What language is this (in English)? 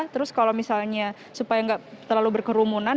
Indonesian